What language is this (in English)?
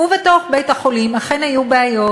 Hebrew